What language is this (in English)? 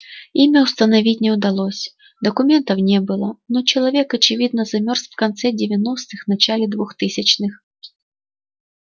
Russian